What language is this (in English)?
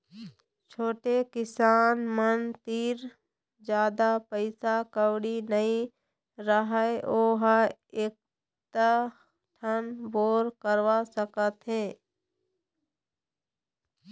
Chhattisgarhi